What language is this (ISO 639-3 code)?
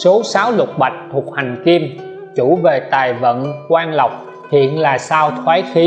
vie